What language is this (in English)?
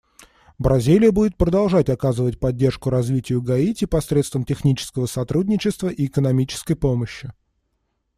Russian